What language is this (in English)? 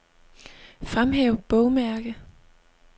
Danish